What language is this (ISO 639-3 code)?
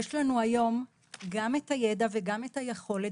heb